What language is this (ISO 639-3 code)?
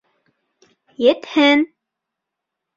bak